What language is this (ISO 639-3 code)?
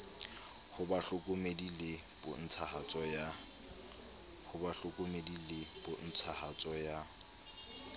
sot